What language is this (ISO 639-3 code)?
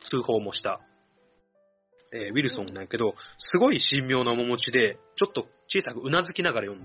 jpn